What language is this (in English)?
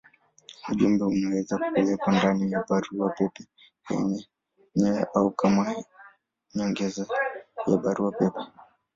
Swahili